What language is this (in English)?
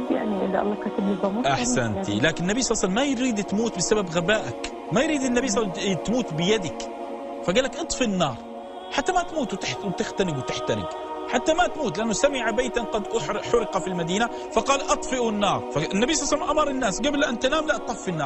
Arabic